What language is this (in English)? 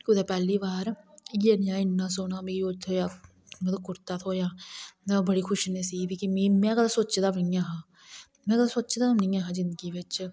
Dogri